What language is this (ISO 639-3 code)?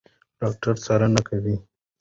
pus